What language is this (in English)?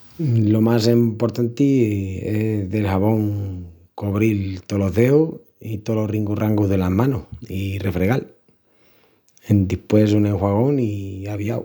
Extremaduran